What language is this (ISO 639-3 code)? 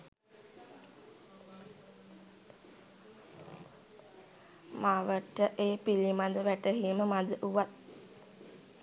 sin